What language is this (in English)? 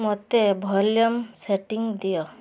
Odia